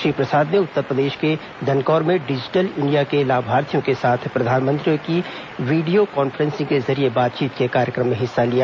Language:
Hindi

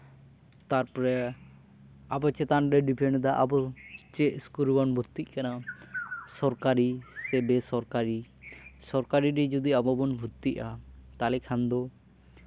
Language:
Santali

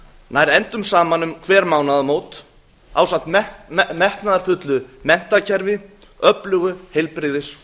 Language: Icelandic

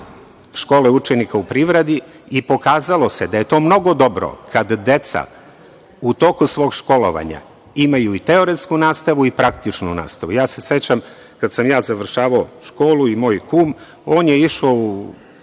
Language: Serbian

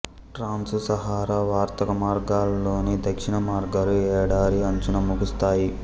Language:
Telugu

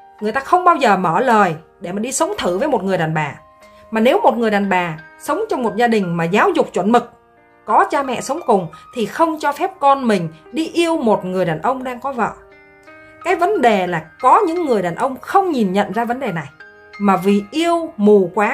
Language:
Vietnamese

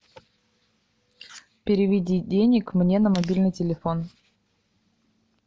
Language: Russian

